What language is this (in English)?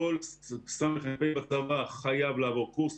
Hebrew